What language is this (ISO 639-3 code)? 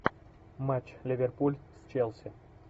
rus